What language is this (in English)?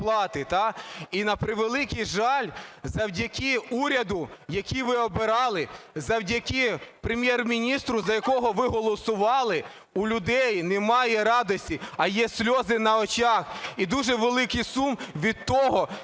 Ukrainian